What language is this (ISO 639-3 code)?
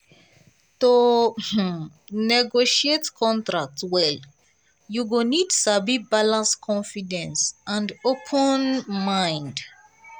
pcm